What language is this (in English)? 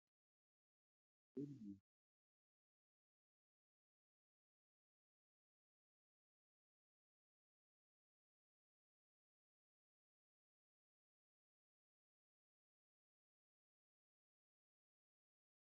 Oromo